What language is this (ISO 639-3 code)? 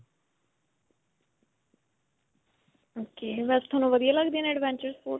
pan